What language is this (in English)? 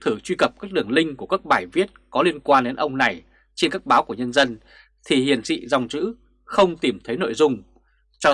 Vietnamese